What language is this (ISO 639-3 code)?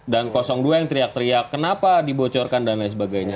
ind